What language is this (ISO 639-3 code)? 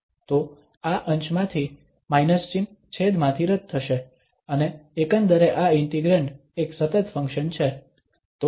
guj